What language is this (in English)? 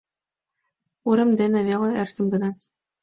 Mari